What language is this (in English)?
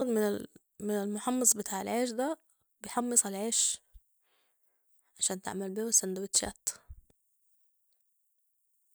Sudanese Arabic